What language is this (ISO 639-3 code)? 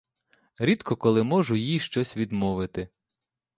ukr